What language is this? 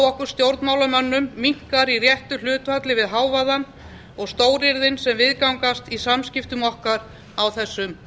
Icelandic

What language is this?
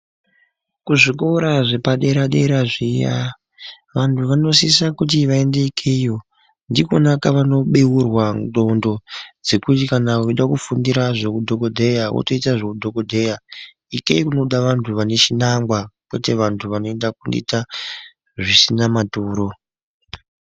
Ndau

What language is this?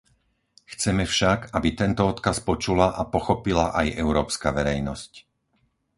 Slovak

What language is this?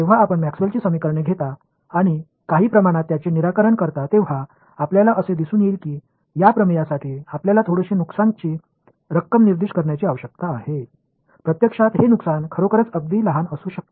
Marathi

